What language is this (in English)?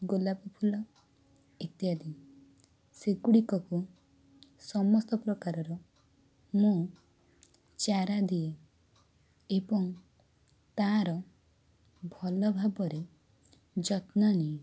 Odia